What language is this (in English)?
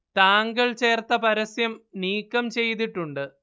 Malayalam